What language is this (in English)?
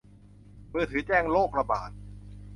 Thai